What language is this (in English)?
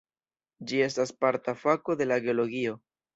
Esperanto